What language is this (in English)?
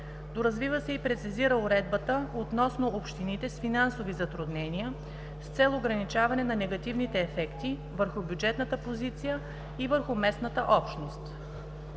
Bulgarian